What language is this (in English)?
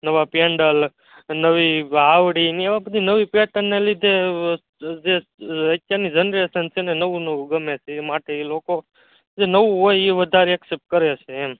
Gujarati